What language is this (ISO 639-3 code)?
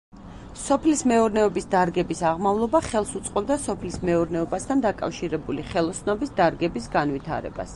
kat